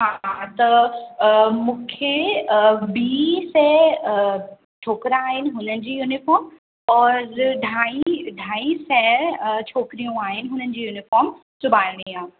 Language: Sindhi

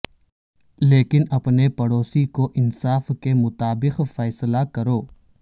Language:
Urdu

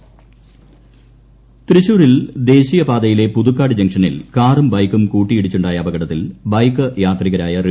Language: Malayalam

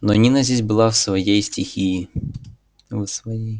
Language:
Russian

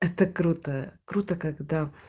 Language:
Russian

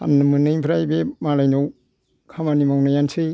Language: Bodo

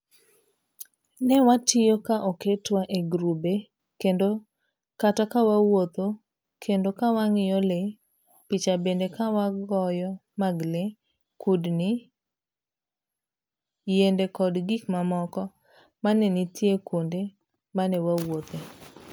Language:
Luo (Kenya and Tanzania)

